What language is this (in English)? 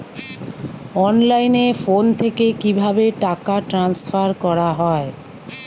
Bangla